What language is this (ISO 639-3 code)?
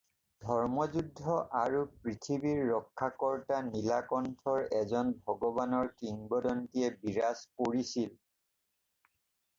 asm